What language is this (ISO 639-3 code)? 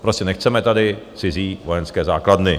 ces